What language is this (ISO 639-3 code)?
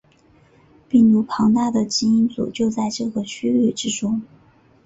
zho